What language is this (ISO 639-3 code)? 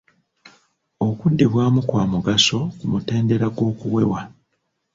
lug